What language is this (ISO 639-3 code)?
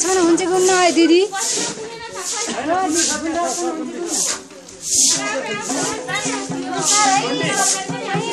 tha